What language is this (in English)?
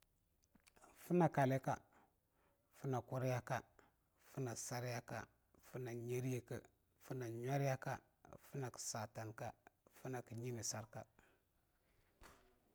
Longuda